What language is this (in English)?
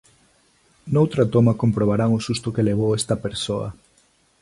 Galician